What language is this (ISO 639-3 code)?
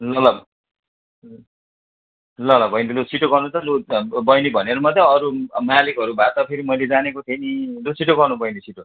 nep